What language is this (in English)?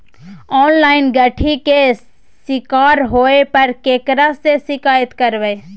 Maithili